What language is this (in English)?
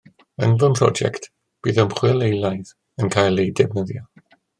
Welsh